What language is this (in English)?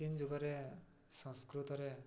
Odia